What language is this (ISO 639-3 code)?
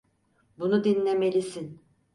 tur